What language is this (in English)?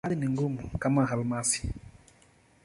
Swahili